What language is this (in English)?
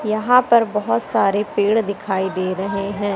Hindi